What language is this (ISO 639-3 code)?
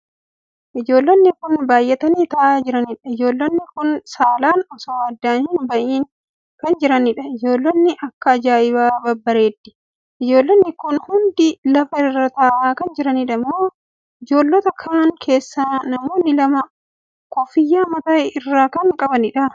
orm